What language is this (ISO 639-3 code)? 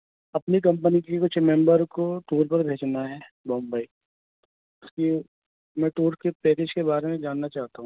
urd